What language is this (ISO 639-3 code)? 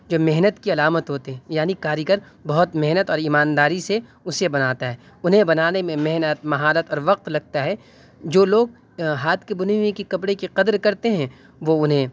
urd